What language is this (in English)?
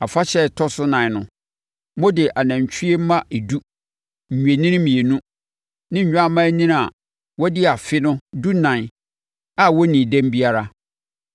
Akan